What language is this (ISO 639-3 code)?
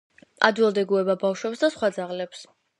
kat